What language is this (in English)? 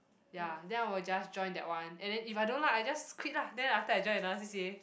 English